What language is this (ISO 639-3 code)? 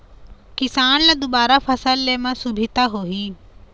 hne